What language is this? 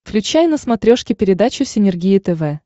Russian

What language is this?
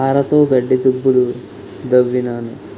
Telugu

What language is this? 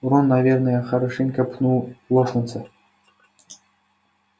Russian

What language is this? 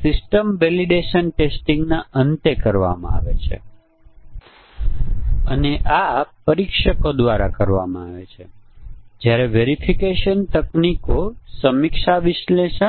Gujarati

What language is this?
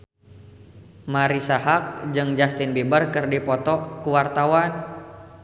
Sundanese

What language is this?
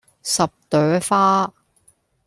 Cantonese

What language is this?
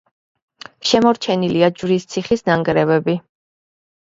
Georgian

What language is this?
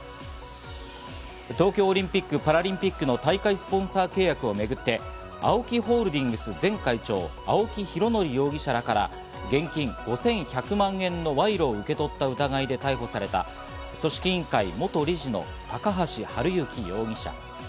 Japanese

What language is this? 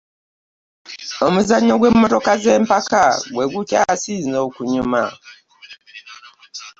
Ganda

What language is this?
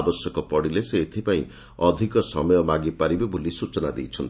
Odia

